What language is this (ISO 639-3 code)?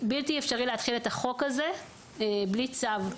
heb